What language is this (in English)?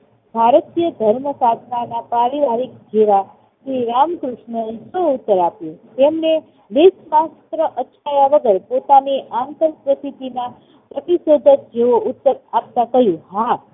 Gujarati